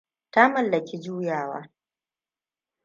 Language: Hausa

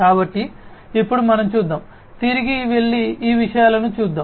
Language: Telugu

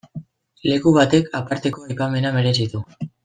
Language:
Basque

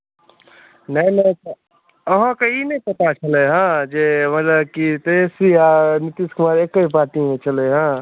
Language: Maithili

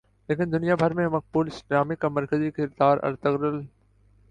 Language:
Urdu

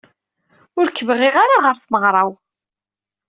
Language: Kabyle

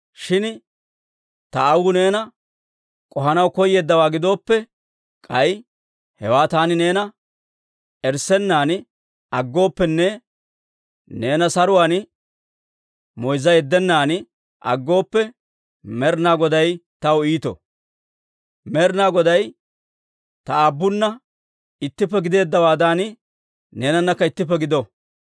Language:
Dawro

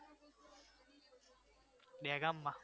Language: Gujarati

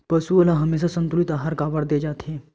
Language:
Chhattisgarhi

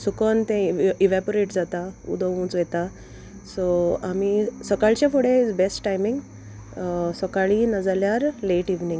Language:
Konkani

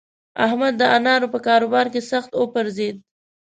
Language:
Pashto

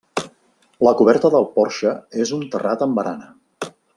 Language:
Catalan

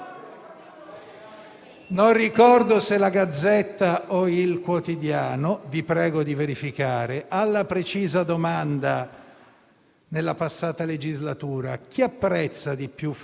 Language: Italian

